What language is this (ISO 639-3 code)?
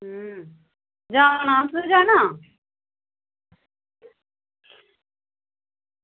doi